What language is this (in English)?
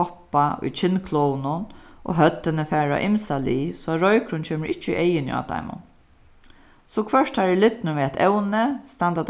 Faroese